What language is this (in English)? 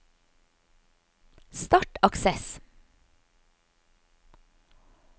Norwegian